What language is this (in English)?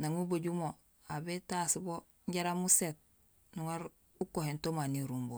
Gusilay